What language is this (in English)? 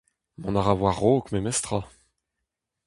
Breton